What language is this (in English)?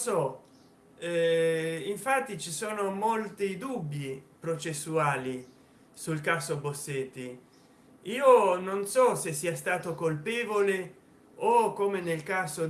Italian